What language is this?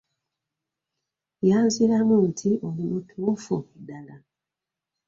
Ganda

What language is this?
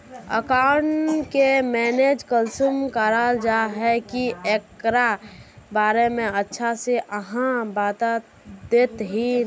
Magahi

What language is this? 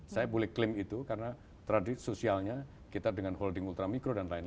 Indonesian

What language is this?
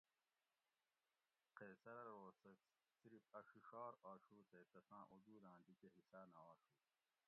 Gawri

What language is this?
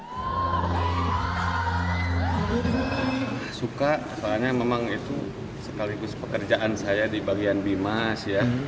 Indonesian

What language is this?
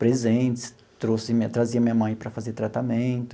Portuguese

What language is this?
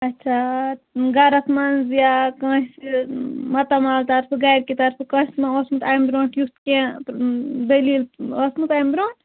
Kashmiri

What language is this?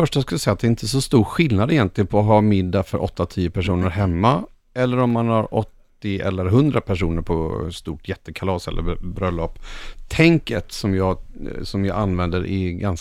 Swedish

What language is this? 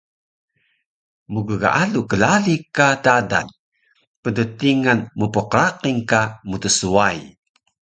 Taroko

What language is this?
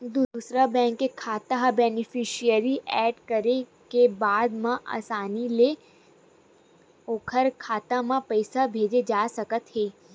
Chhattisgarhi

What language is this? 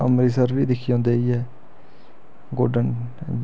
Dogri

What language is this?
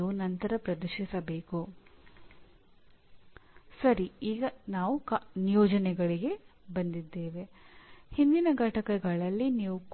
Kannada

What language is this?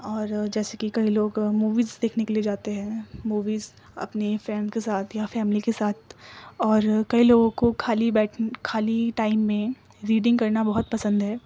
Urdu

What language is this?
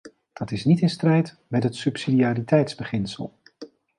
Dutch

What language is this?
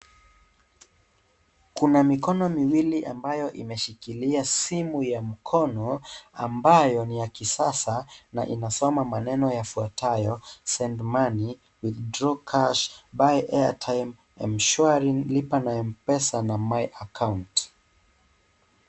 Swahili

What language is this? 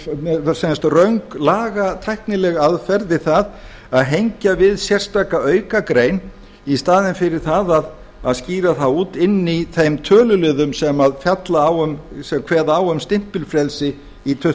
Icelandic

